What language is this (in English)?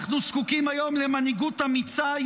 Hebrew